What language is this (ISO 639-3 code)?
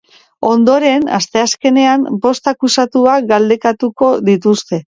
eus